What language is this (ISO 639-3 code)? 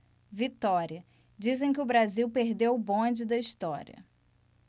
por